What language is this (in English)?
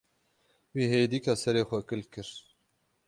Kurdish